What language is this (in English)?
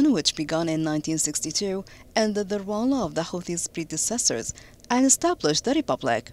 English